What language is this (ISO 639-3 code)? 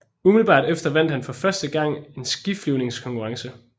dan